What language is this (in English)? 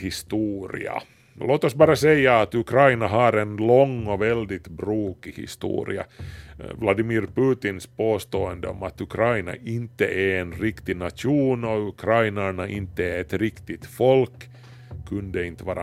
Swedish